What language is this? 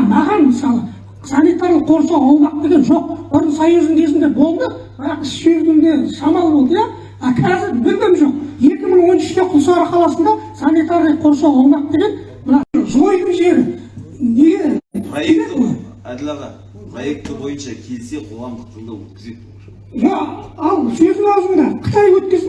Turkish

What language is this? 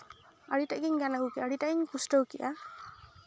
Santali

